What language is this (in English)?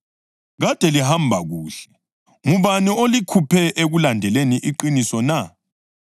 North Ndebele